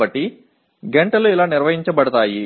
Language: Telugu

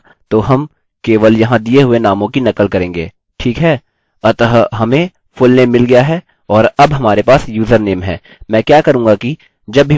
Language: Hindi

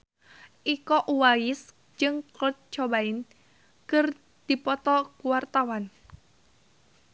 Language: Sundanese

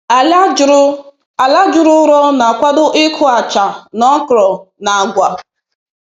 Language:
Igbo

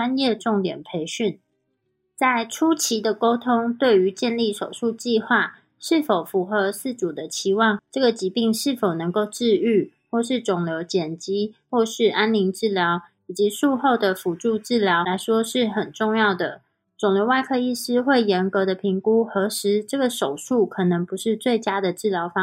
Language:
Chinese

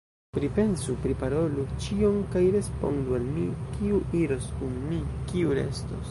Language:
Esperanto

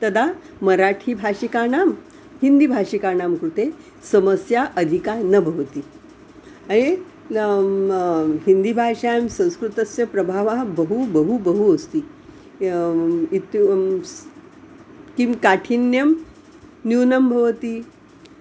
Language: Sanskrit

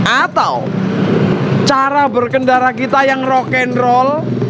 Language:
Indonesian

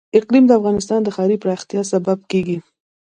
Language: Pashto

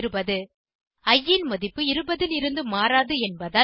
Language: Tamil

